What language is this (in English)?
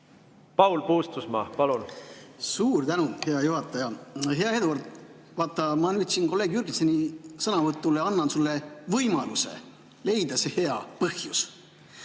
Estonian